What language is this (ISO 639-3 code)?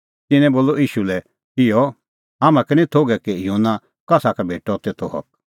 kfx